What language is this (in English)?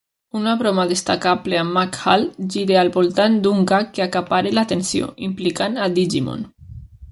Catalan